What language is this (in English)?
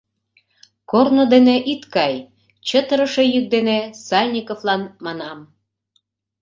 Mari